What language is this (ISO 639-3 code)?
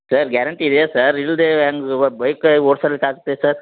kan